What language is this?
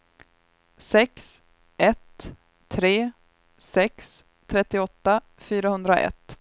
Swedish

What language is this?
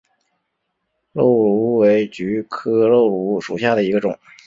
Chinese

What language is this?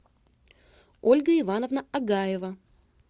Russian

